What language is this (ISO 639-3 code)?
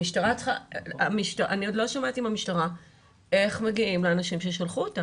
heb